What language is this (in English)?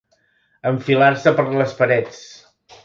Catalan